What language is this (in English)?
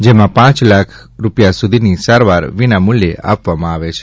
Gujarati